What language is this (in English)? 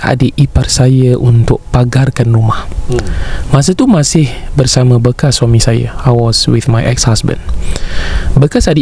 Malay